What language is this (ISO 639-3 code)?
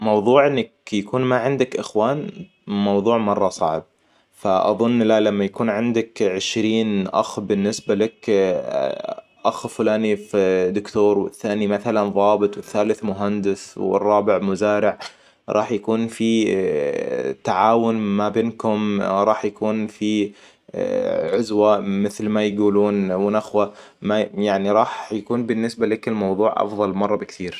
acw